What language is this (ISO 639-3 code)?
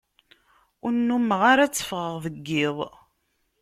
kab